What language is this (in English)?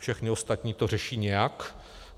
Czech